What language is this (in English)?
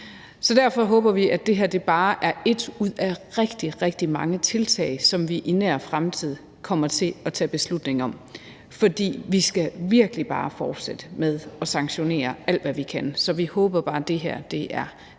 Danish